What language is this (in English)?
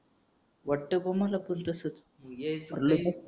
Marathi